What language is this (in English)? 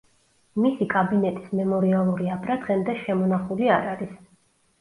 Georgian